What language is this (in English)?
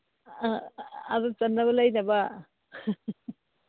Manipuri